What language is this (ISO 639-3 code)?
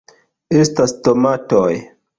epo